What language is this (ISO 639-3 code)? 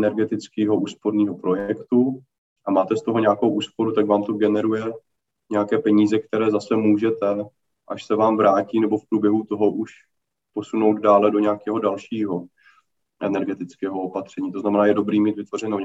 ces